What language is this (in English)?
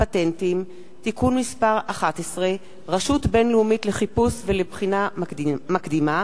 Hebrew